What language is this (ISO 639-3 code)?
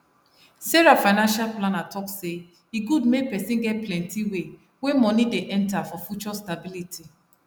pcm